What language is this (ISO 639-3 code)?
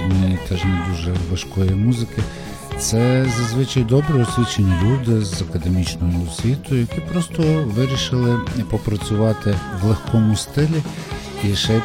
ukr